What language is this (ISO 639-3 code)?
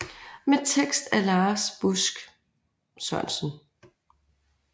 dan